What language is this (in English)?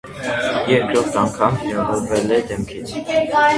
Armenian